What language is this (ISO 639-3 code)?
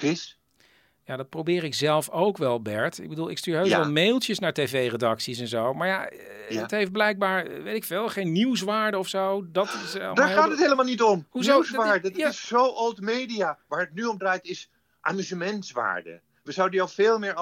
nld